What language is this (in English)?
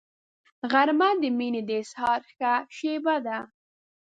Pashto